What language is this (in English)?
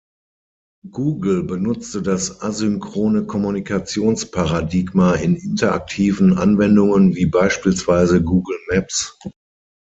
German